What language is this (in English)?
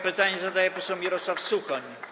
Polish